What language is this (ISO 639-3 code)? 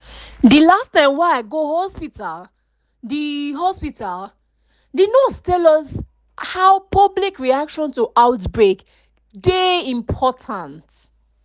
pcm